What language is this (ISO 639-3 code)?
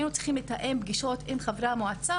heb